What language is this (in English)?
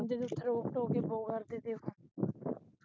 Punjabi